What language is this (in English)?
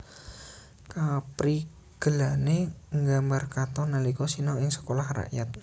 Javanese